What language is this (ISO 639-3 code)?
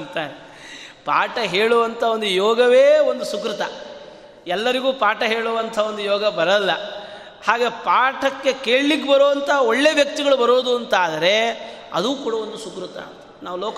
kan